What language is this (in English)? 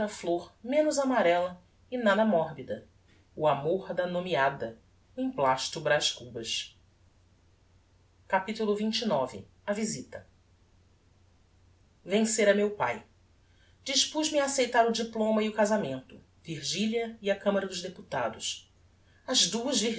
Portuguese